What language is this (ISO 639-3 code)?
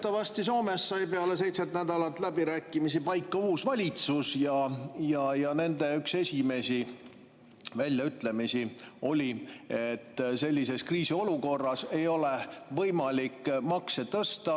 est